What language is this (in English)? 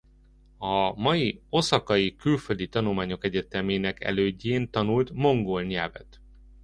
Hungarian